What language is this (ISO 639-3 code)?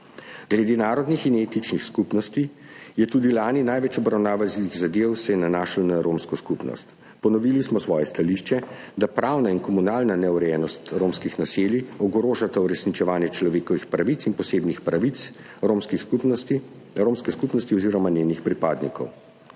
slv